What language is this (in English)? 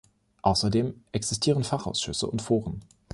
German